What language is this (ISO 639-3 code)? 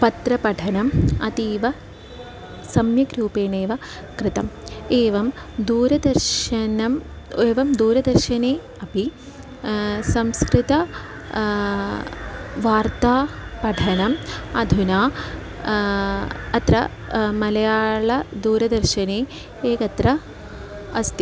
san